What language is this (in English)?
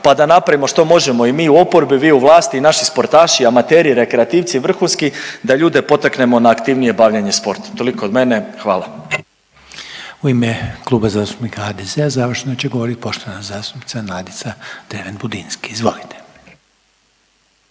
Croatian